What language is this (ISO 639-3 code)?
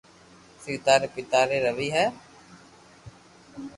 lrk